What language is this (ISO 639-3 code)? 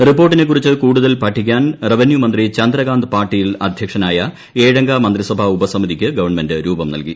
mal